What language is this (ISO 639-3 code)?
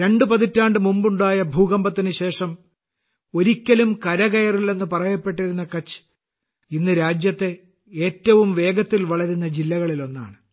mal